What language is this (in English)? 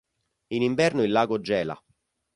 Italian